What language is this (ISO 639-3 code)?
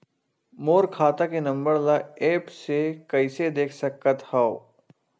hne